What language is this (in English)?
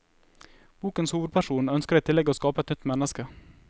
Norwegian